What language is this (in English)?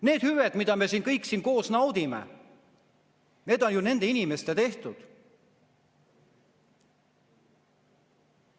Estonian